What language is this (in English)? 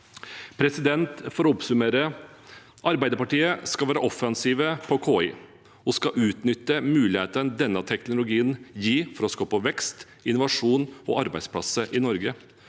Norwegian